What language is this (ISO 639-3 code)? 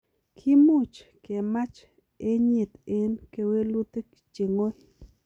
kln